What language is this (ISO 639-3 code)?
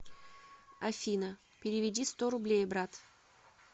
rus